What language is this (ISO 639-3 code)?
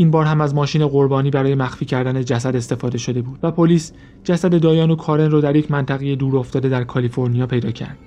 fas